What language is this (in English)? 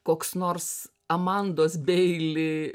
Lithuanian